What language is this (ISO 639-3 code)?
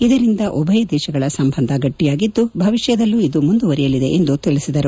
kan